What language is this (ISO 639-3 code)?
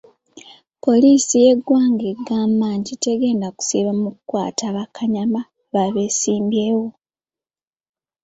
lug